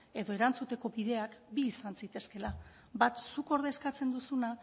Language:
Basque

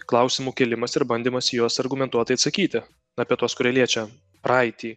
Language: Lithuanian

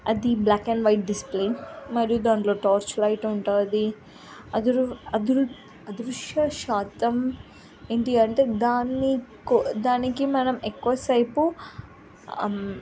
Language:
Telugu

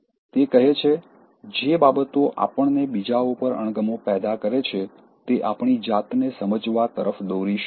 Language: Gujarati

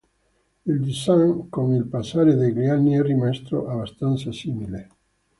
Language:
Italian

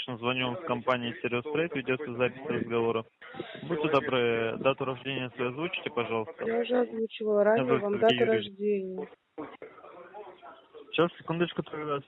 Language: Russian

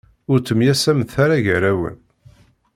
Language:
Kabyle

